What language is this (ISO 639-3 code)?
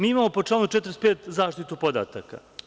srp